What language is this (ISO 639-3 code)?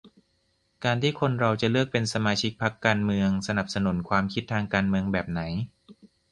tha